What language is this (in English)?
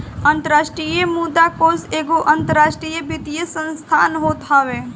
Bhojpuri